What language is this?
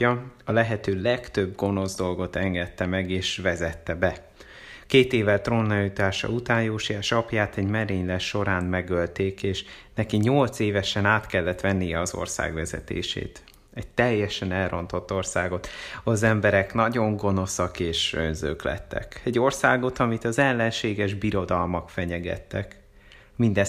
Hungarian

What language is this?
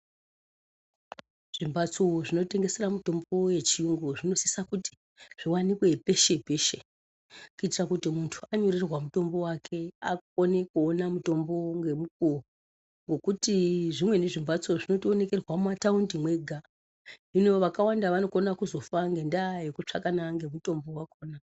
Ndau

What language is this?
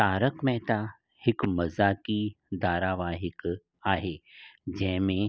Sindhi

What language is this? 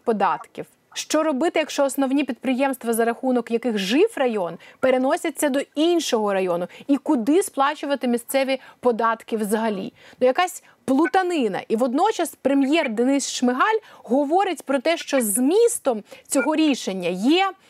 Ukrainian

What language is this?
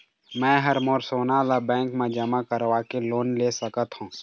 Chhattisgarhi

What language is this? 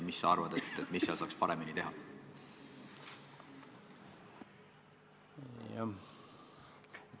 Estonian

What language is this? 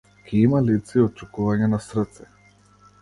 Macedonian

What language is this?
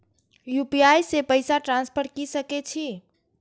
Maithili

